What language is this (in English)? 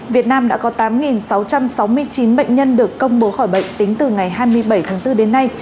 Vietnamese